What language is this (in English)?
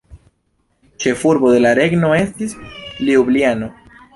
Esperanto